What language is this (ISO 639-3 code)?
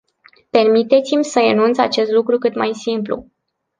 ron